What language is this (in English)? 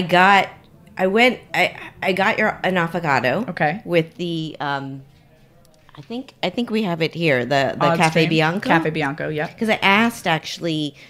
English